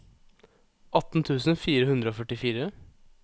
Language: Norwegian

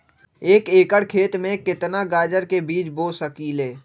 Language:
Magahi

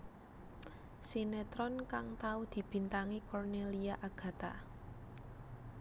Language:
Javanese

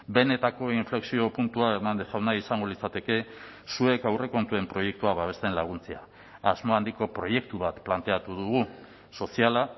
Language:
Basque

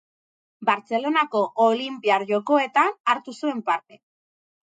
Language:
Basque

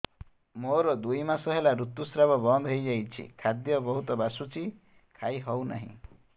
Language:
Odia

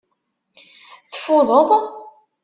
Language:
Kabyle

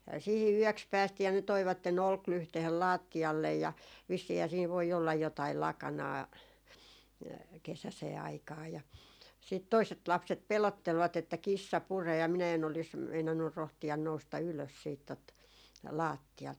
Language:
Finnish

